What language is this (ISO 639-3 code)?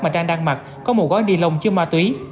vie